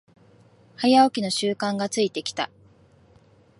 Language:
Japanese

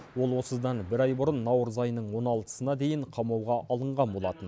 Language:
Kazakh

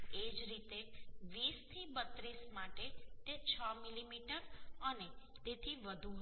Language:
Gujarati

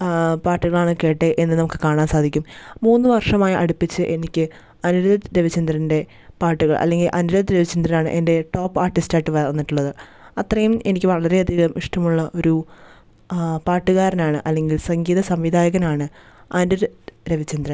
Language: Malayalam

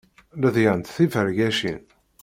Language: Kabyle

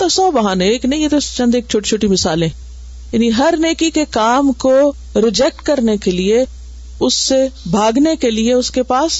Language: Urdu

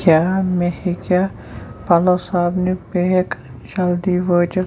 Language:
Kashmiri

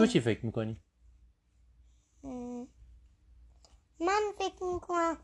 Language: Persian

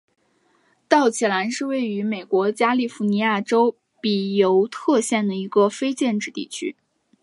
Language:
Chinese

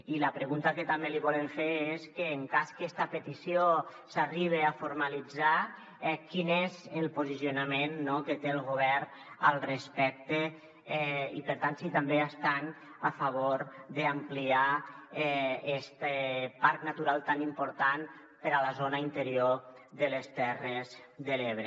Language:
Catalan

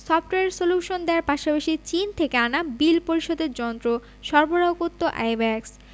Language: Bangla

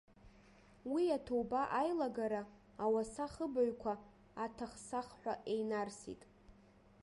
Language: Abkhazian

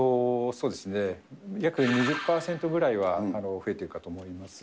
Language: Japanese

